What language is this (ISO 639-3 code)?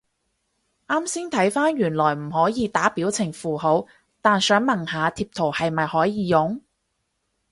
yue